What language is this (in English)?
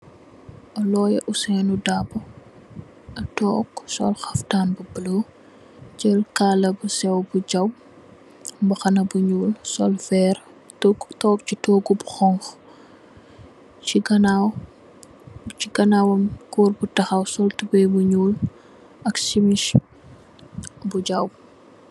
Wolof